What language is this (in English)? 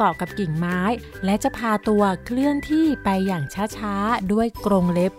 Thai